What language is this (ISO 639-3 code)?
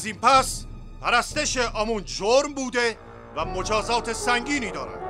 fas